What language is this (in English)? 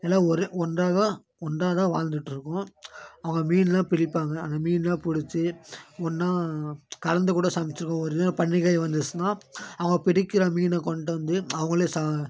Tamil